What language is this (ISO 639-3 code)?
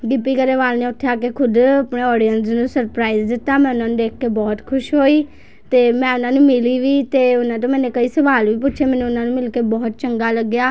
pan